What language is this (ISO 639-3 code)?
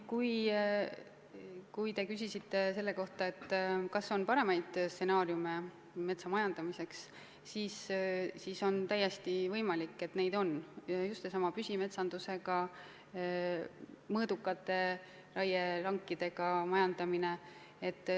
est